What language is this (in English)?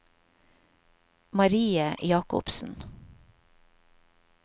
Norwegian